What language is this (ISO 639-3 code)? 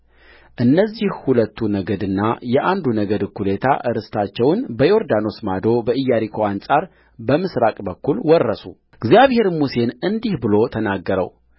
amh